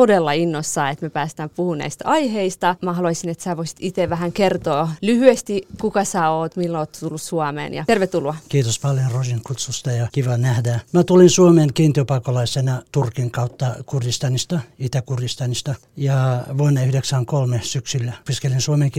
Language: Finnish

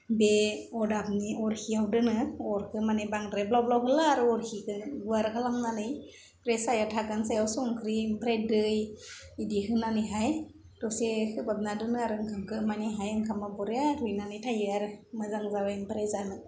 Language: Bodo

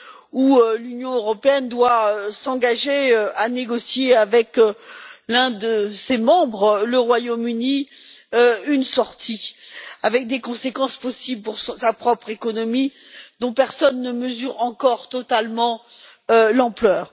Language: French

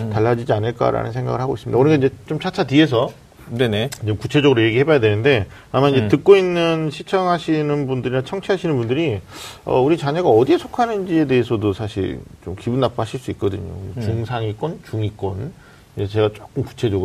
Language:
Korean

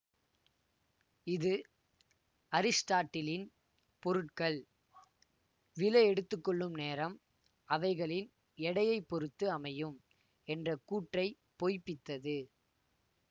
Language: Tamil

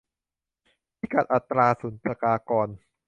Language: Thai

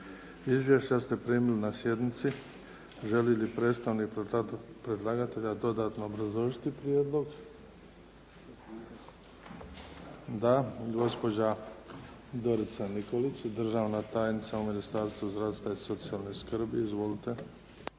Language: Croatian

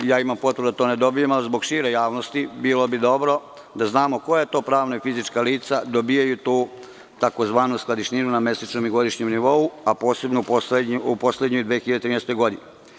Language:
Serbian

